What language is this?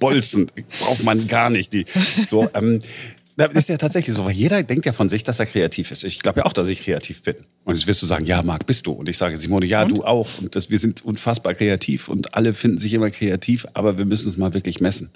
German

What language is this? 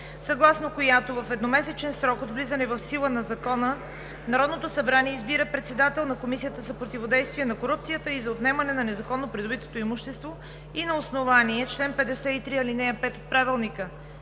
Bulgarian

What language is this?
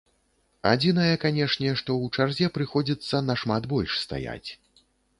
Belarusian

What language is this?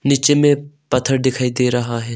Hindi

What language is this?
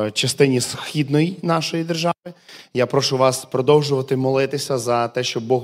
Ukrainian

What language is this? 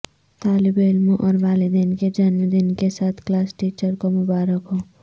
Urdu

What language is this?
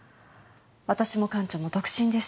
Japanese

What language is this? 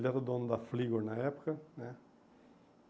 Portuguese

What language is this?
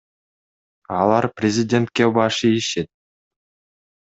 Kyrgyz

